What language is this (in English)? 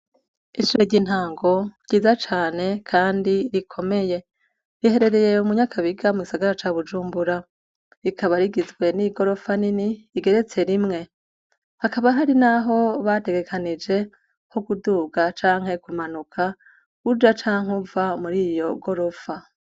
Rundi